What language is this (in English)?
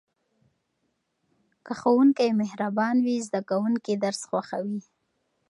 Pashto